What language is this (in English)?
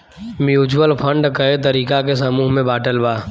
Bhojpuri